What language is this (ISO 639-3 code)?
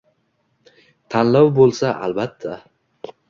uzb